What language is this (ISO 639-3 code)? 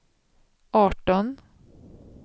swe